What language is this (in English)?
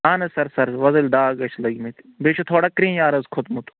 Kashmiri